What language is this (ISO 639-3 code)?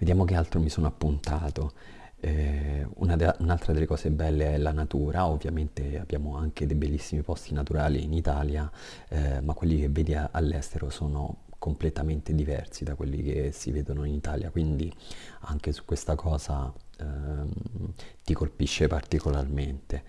ita